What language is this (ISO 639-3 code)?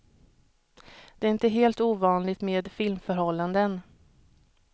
swe